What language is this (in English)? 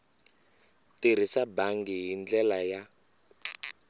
Tsonga